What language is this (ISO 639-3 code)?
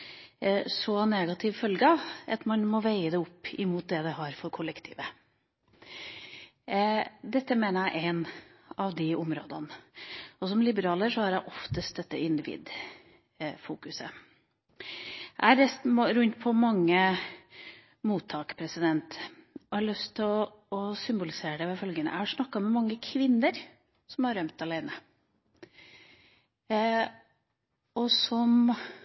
nob